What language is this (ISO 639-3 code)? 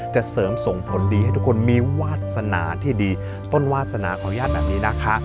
tha